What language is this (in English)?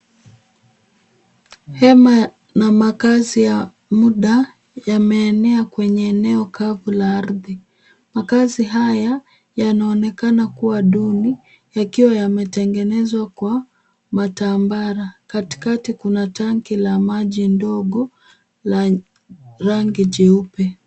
Swahili